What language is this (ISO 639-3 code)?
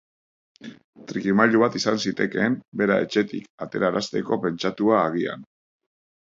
eus